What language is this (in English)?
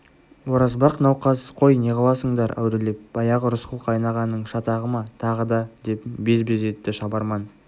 Kazakh